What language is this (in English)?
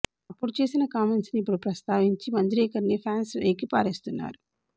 Telugu